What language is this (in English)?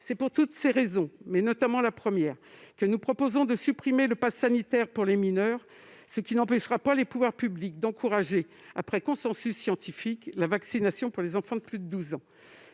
French